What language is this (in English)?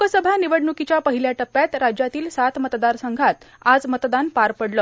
Marathi